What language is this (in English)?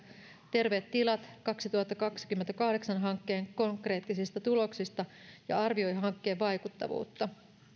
Finnish